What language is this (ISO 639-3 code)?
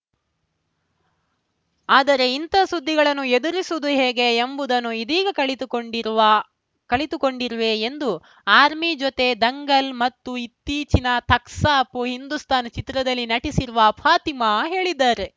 kan